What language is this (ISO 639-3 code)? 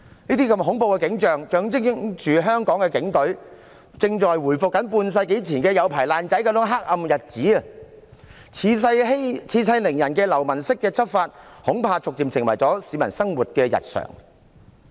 yue